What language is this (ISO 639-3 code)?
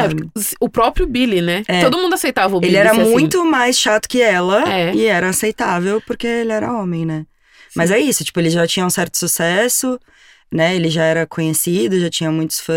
por